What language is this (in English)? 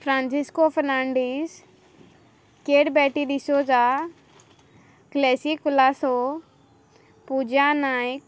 Konkani